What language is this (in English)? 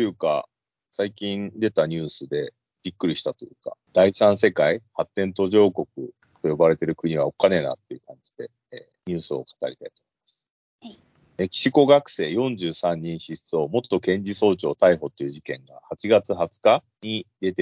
Japanese